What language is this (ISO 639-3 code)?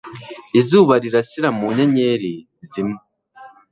kin